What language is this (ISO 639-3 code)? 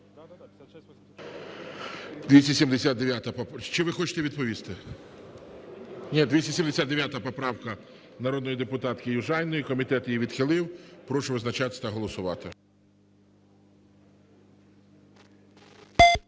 ukr